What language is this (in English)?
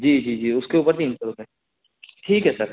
Hindi